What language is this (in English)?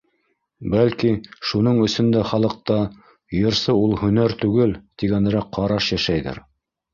Bashkir